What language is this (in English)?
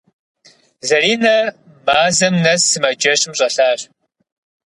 Kabardian